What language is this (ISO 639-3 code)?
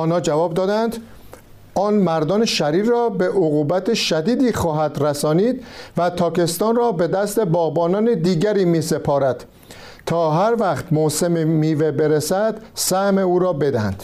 fas